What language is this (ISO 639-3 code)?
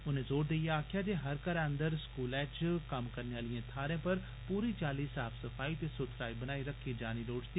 doi